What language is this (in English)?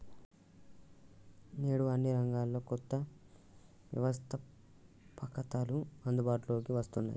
Telugu